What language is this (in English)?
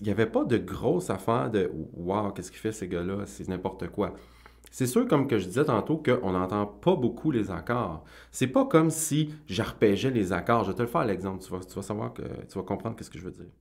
French